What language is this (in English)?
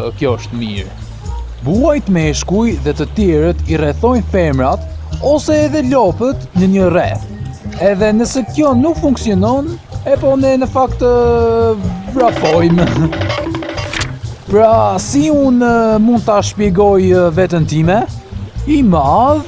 Dutch